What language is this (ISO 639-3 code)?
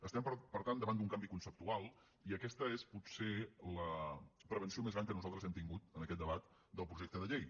cat